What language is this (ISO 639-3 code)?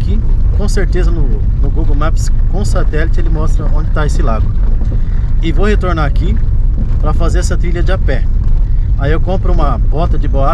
por